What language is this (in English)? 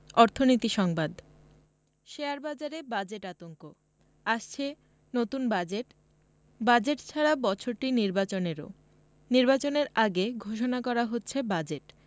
Bangla